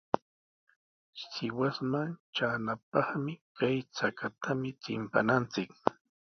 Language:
Sihuas Ancash Quechua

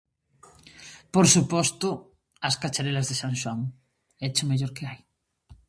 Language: Galician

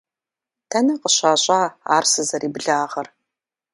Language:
Kabardian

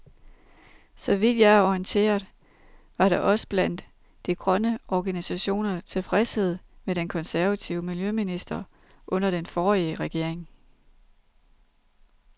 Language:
Danish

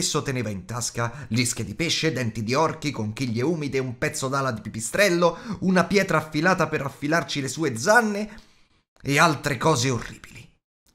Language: Italian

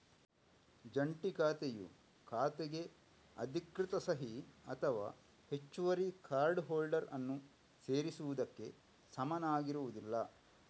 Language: Kannada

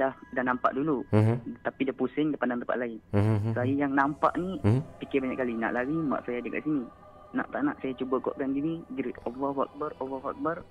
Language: Malay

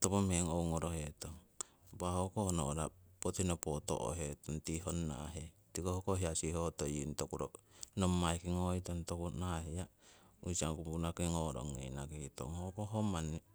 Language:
Siwai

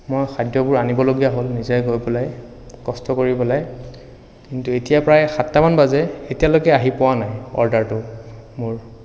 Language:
Assamese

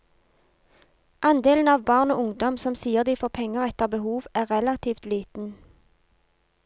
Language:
Norwegian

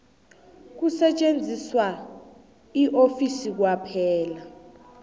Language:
South Ndebele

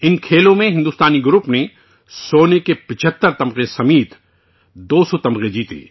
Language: Urdu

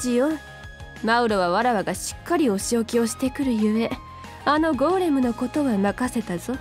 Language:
Japanese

